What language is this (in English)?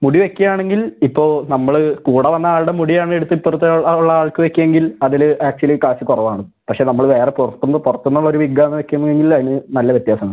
Malayalam